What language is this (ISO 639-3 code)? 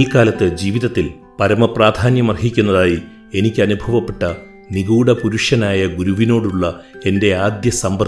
mal